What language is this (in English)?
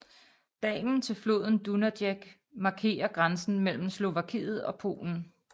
Danish